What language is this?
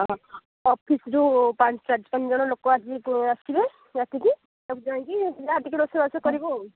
Odia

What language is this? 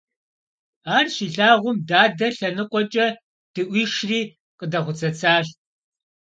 Kabardian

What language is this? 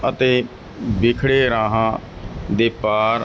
Punjabi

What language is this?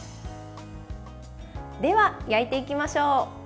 Japanese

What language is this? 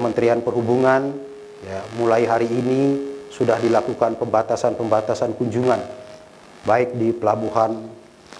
Indonesian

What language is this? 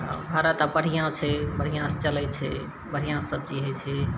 Maithili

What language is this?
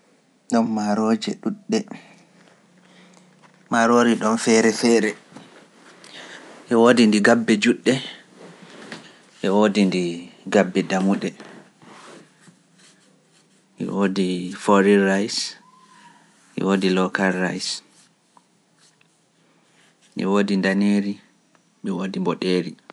Pular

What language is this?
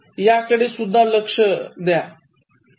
Marathi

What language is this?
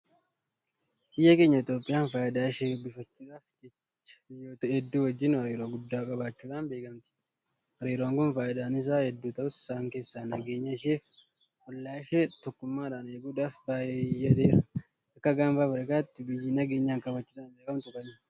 Oromo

